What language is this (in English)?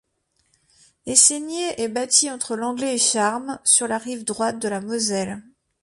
French